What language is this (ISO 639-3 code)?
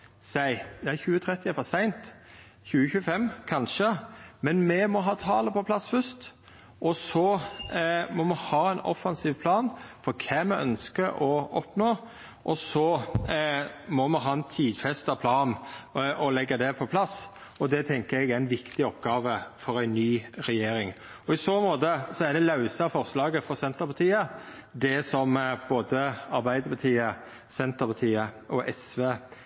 nno